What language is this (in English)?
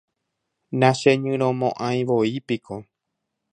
Guarani